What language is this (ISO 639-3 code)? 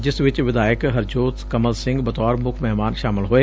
pan